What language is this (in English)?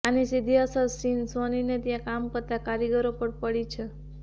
Gujarati